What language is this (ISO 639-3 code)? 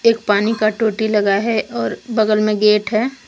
hin